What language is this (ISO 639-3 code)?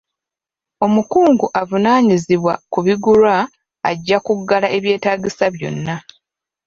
lug